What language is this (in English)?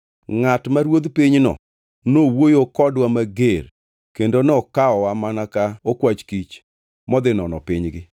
Luo (Kenya and Tanzania)